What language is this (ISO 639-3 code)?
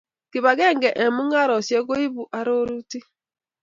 kln